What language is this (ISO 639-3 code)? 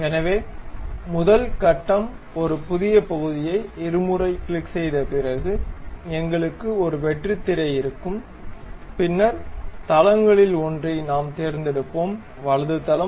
tam